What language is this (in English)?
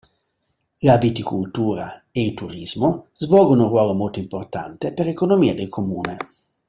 Italian